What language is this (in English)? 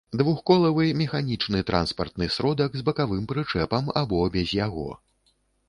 Belarusian